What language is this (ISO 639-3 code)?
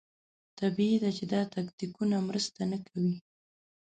pus